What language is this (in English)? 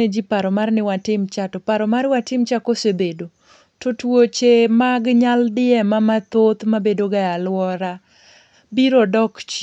Luo (Kenya and Tanzania)